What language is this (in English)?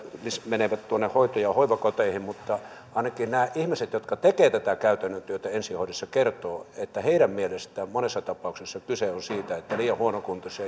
Finnish